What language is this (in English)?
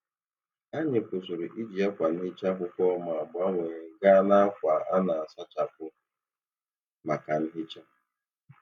Igbo